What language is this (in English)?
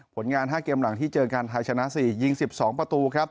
Thai